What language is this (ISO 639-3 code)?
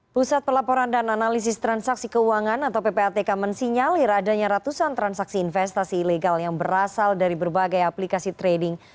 ind